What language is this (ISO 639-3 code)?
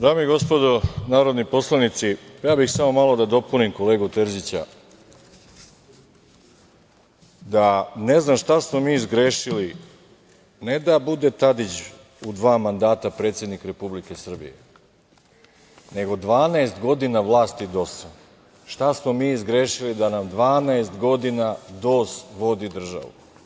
srp